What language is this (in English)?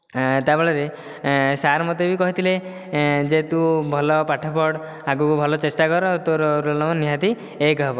Odia